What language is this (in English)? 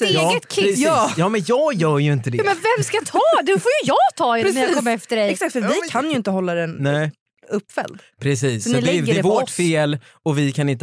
Swedish